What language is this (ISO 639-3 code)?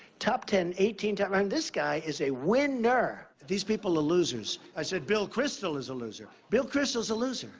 eng